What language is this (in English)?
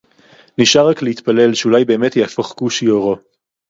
Hebrew